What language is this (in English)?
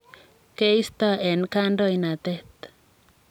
Kalenjin